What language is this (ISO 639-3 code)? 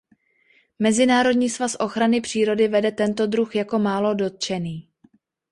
ces